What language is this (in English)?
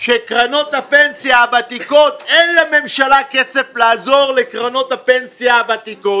Hebrew